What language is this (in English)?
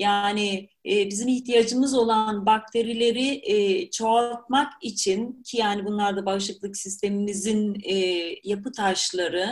Turkish